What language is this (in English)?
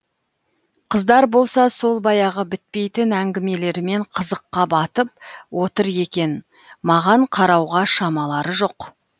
Kazakh